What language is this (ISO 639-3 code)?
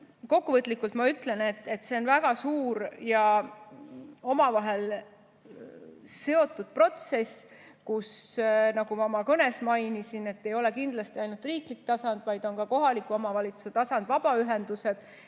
est